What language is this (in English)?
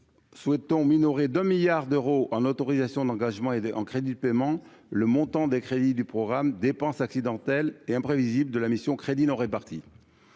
French